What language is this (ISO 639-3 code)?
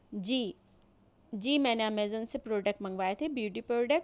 urd